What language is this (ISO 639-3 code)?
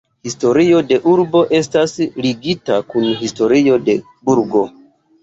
epo